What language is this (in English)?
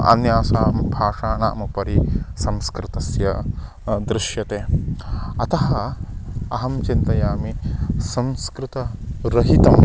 Sanskrit